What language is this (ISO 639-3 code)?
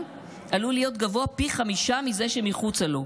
heb